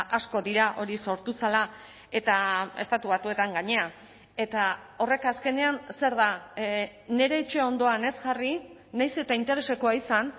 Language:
Basque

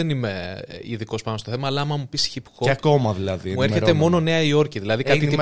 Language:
Greek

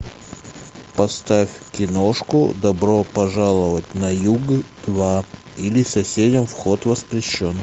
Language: Russian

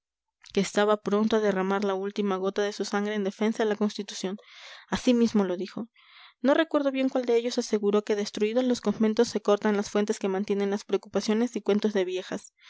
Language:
Spanish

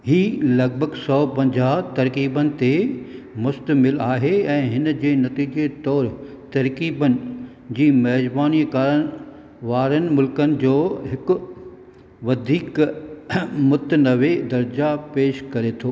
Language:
Sindhi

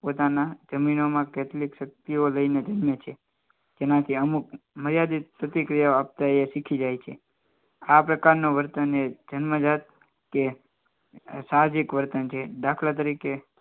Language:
Gujarati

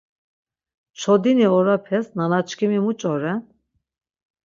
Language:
Laz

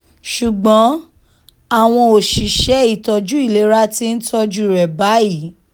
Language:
Yoruba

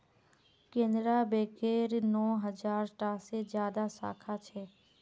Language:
Magahi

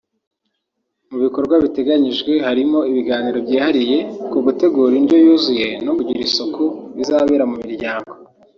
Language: Kinyarwanda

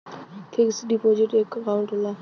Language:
Bhojpuri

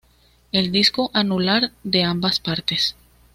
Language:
Spanish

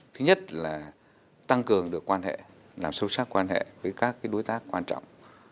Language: Vietnamese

